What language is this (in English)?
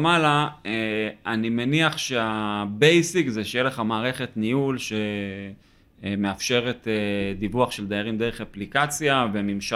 Hebrew